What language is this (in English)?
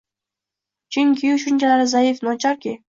Uzbek